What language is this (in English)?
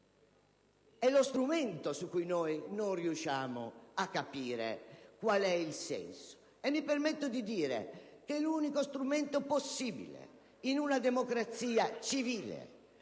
Italian